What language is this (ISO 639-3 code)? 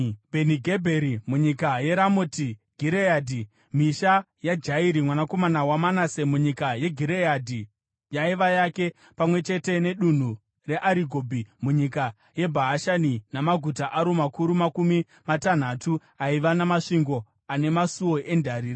sna